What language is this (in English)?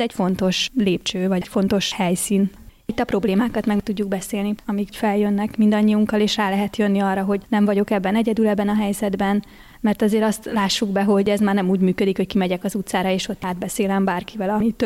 Hungarian